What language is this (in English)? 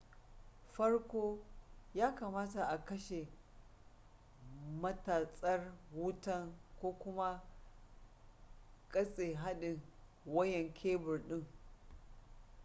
Hausa